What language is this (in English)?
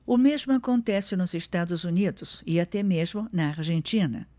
Portuguese